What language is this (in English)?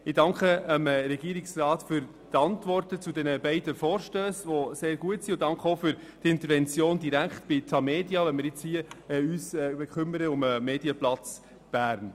Swiss German